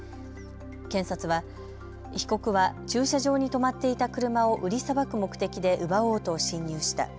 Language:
Japanese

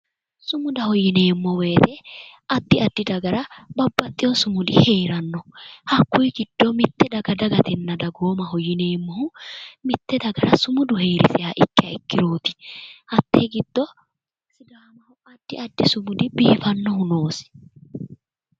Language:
Sidamo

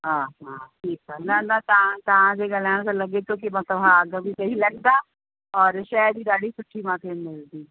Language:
Sindhi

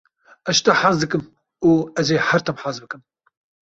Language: Kurdish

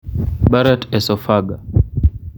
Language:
Luo (Kenya and Tanzania)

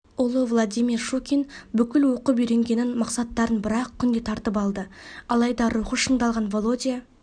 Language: Kazakh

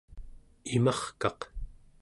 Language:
Central Yupik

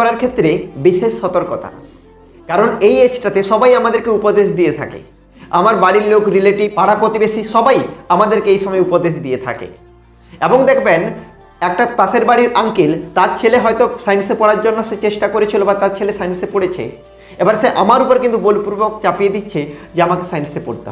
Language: Bangla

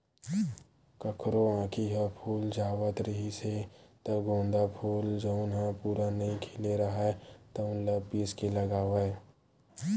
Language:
Chhattisgarhi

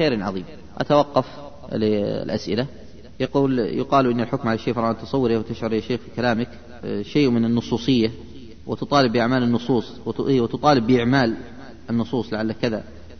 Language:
Arabic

